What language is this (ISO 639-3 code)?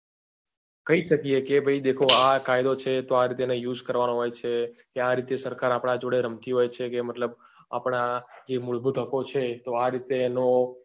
guj